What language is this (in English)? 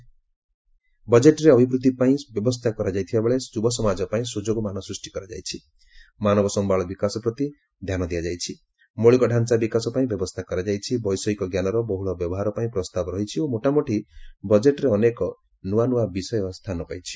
Odia